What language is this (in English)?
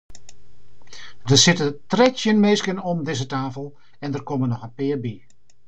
Western Frisian